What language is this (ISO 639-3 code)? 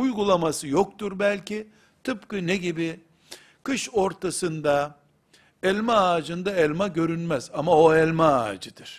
tur